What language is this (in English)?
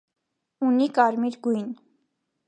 Armenian